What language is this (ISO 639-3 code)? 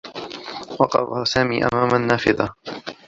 ara